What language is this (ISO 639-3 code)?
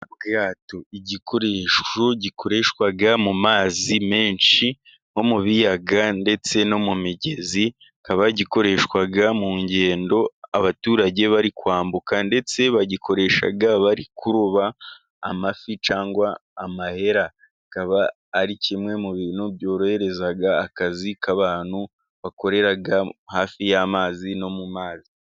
kin